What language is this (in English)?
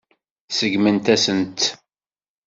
Kabyle